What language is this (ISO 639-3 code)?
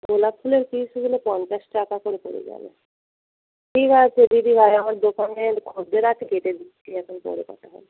ben